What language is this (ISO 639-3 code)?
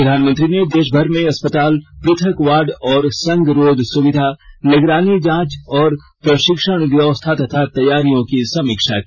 hin